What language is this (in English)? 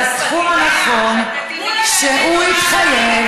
Hebrew